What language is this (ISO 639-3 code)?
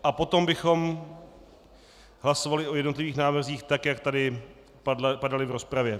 ces